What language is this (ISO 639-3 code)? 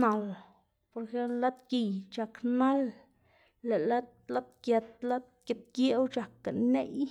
ztg